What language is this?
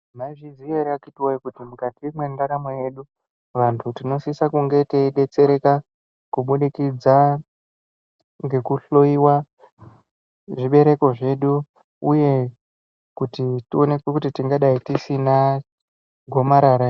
Ndau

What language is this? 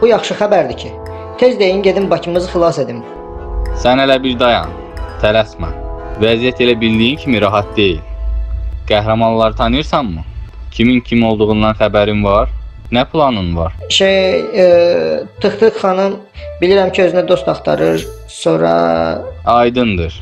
Turkish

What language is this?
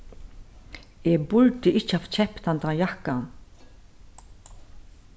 Faroese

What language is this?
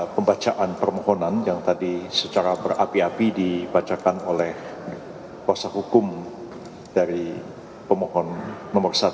Indonesian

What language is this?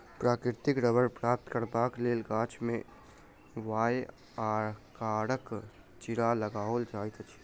Maithili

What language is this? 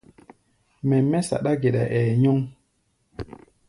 Gbaya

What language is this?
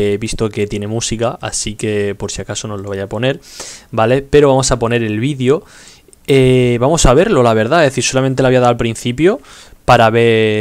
Spanish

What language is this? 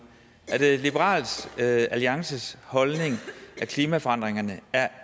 Danish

